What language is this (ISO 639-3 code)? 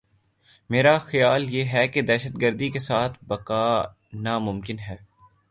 urd